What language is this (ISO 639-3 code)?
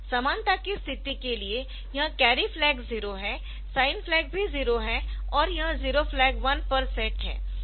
hin